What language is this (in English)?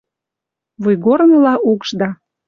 Western Mari